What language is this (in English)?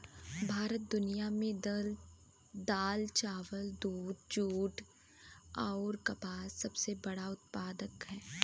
Bhojpuri